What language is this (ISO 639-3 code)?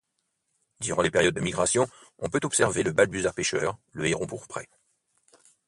fra